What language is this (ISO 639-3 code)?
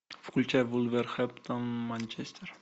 rus